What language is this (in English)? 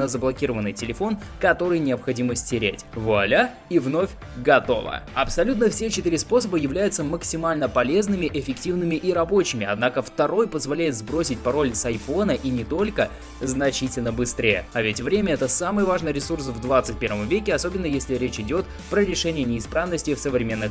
Russian